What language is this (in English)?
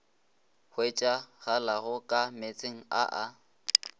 Northern Sotho